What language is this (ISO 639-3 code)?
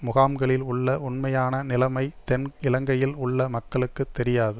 tam